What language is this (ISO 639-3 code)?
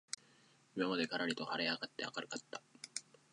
jpn